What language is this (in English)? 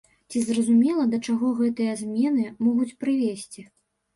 Belarusian